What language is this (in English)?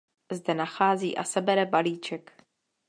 Czech